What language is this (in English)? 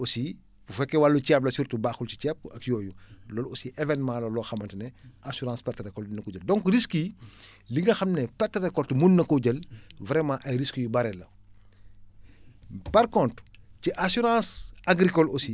Wolof